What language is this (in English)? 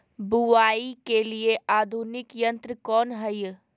Magahi